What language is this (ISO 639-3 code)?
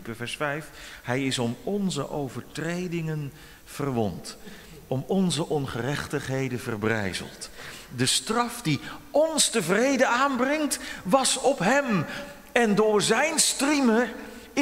nld